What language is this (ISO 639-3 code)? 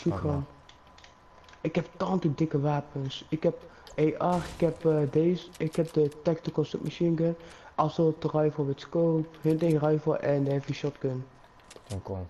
nld